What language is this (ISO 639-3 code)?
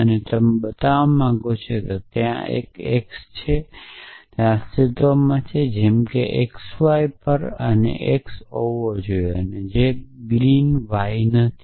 guj